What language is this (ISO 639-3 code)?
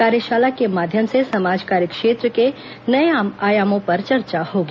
hin